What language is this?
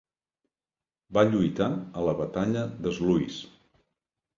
Catalan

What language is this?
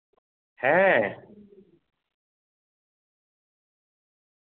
Santali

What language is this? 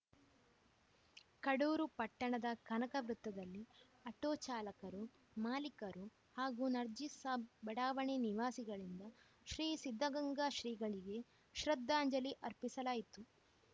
Kannada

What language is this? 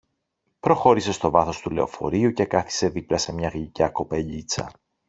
Greek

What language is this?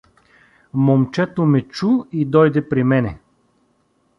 Bulgarian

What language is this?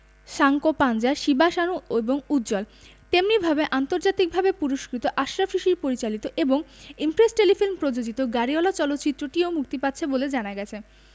Bangla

